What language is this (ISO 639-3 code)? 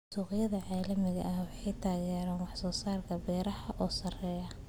som